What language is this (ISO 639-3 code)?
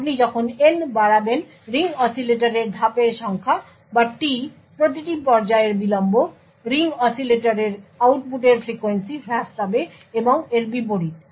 ben